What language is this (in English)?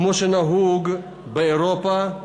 Hebrew